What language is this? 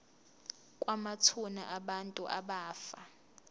Zulu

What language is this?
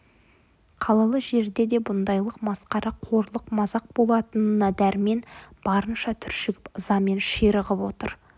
Kazakh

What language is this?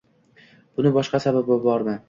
Uzbek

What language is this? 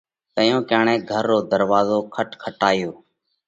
Parkari Koli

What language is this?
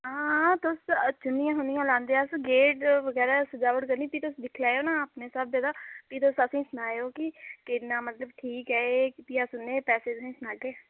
Dogri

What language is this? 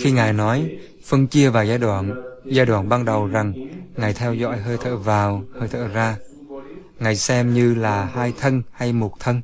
Vietnamese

